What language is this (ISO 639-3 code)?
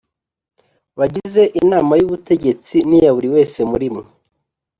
kin